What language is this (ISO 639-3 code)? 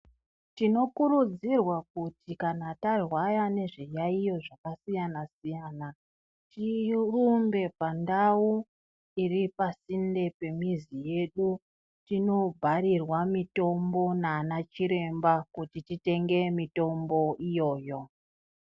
ndc